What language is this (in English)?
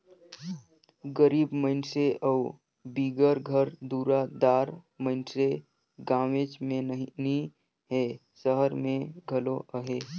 Chhattisgarhi